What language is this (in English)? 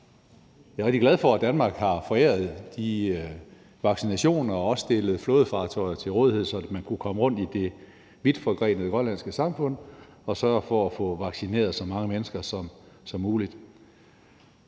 Danish